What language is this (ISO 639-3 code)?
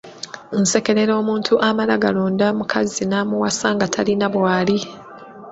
lug